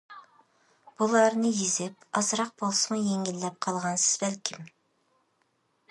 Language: Uyghur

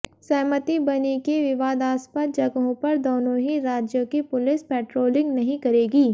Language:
Hindi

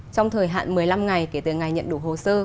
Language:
Vietnamese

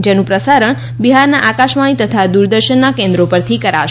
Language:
Gujarati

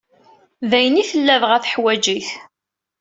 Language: Kabyle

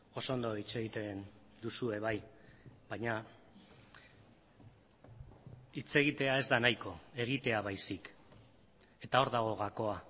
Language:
Basque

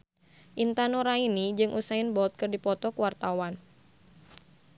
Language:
Sundanese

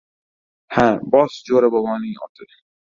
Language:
Uzbek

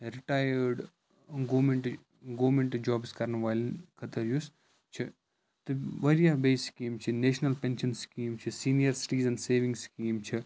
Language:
Kashmiri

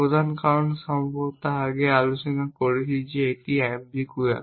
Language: Bangla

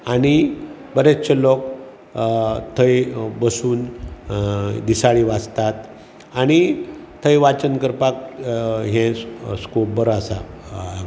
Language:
Konkani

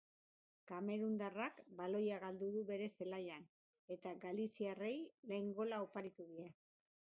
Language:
Basque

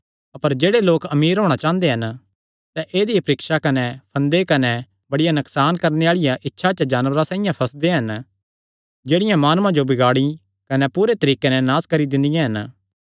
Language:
Kangri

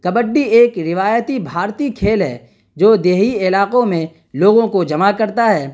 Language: Urdu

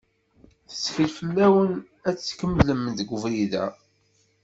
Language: Kabyle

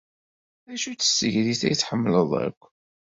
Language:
Kabyle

